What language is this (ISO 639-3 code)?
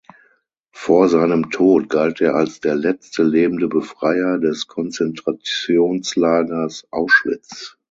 deu